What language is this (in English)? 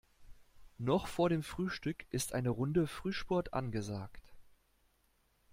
German